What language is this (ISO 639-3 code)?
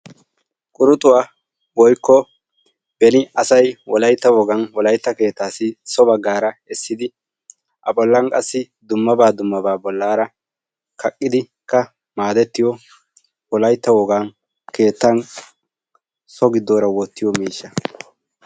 wal